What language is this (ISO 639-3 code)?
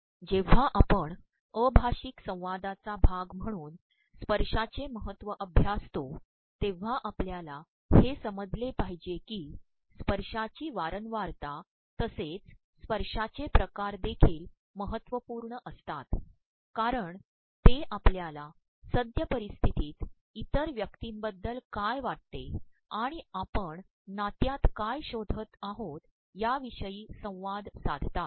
mar